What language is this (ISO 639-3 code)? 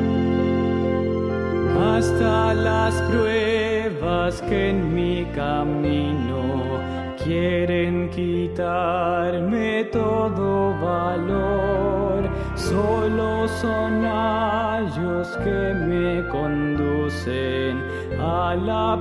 ron